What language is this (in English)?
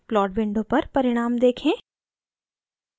Hindi